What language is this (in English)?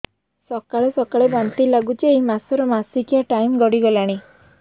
Odia